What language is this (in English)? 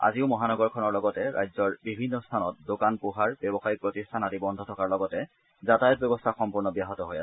Assamese